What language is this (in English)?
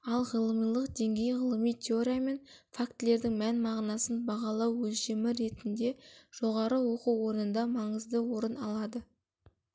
Kazakh